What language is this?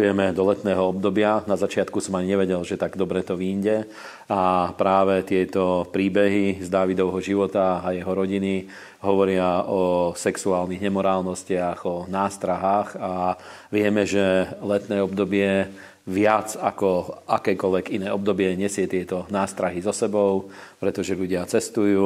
Slovak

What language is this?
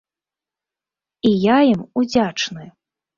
Belarusian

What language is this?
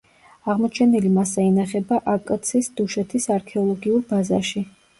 Georgian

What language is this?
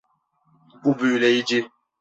Turkish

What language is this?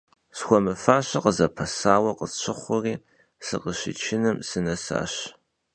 Kabardian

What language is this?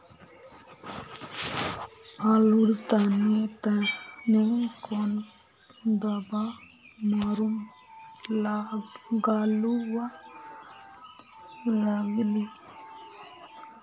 Magahi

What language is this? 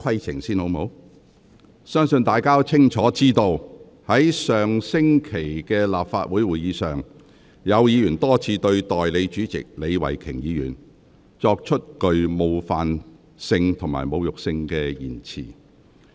Cantonese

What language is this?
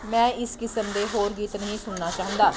Punjabi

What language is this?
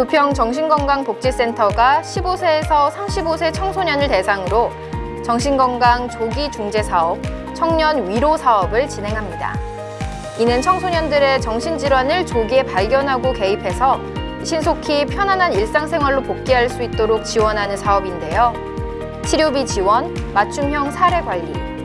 Korean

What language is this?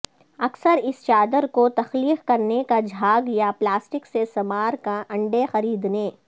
Urdu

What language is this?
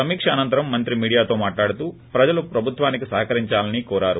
Telugu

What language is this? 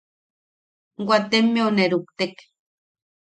Yaqui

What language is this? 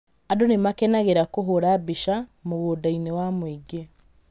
Kikuyu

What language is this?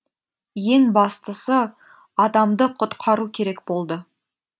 Kazakh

